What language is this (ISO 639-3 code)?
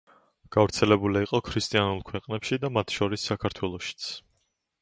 kat